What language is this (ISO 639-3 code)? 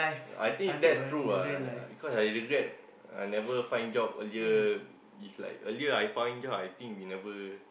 eng